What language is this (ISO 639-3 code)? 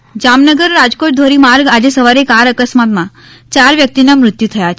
guj